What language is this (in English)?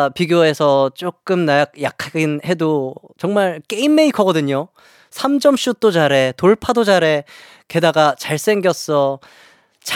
Korean